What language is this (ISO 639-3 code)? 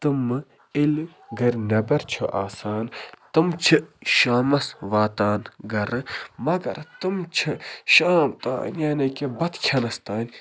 kas